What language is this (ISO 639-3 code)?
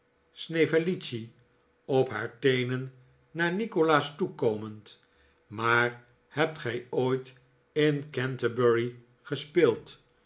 nld